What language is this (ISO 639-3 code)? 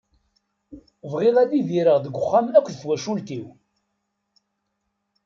kab